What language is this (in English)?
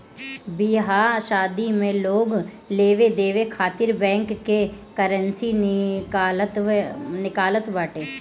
Bhojpuri